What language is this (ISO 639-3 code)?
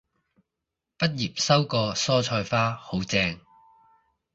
yue